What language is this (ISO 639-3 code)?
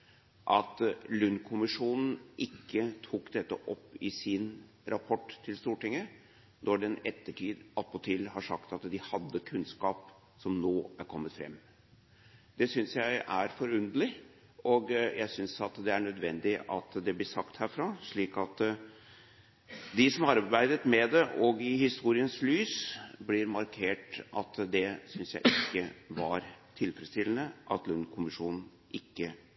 nob